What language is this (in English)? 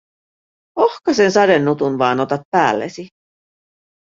Finnish